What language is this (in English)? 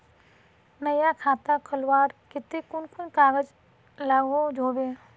Magahi